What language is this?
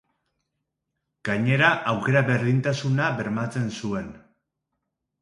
Basque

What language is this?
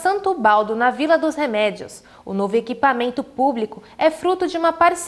Portuguese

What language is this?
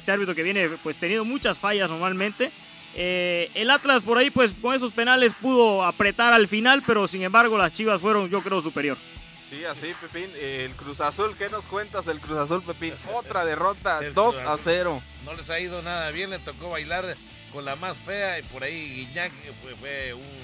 Spanish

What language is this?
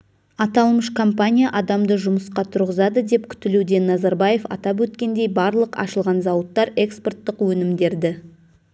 Kazakh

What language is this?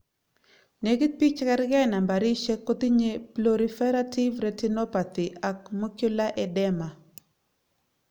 Kalenjin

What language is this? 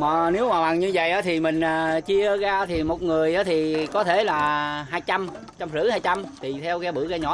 Vietnamese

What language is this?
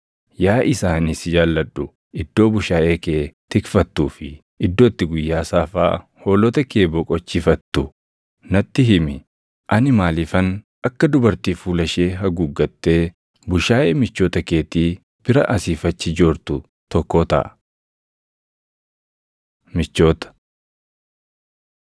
Oromo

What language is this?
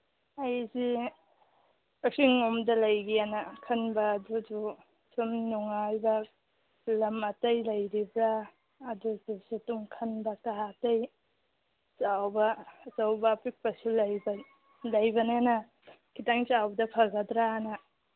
Manipuri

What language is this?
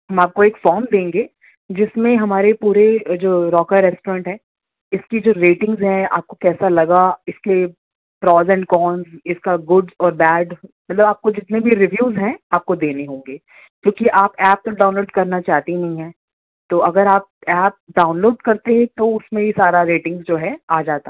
Urdu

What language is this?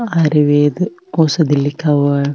Marwari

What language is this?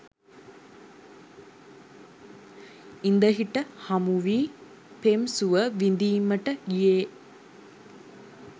Sinhala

